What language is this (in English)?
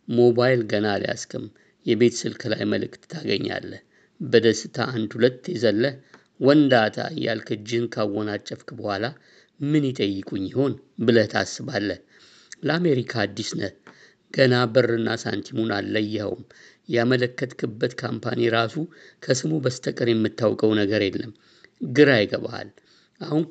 Amharic